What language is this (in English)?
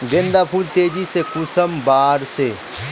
Magahi